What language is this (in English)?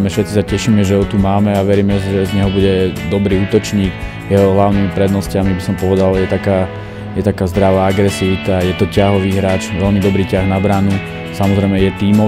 Dutch